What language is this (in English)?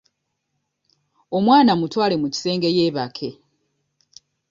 Ganda